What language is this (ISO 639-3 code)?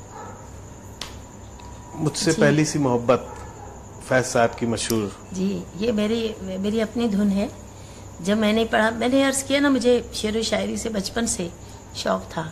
hin